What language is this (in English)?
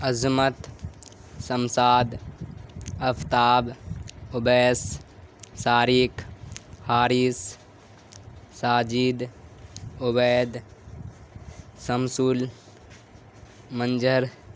Urdu